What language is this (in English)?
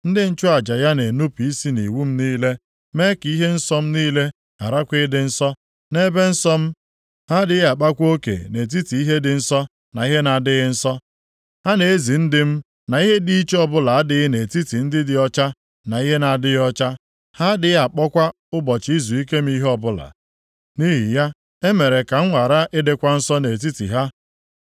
Igbo